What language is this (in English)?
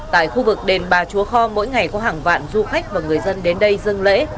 Vietnamese